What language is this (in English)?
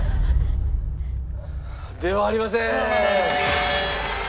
Japanese